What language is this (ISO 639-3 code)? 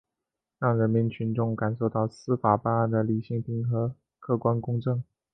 zho